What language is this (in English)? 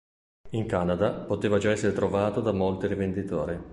Italian